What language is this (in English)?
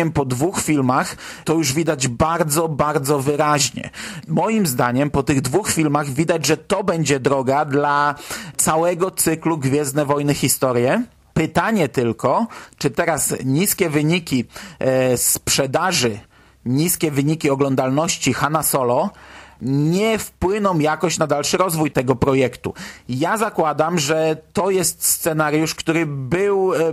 Polish